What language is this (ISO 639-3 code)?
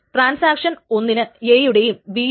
mal